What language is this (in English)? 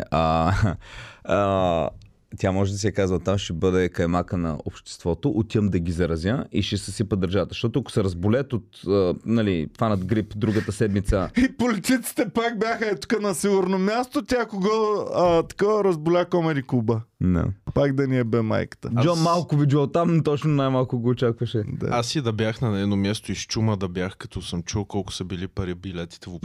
Bulgarian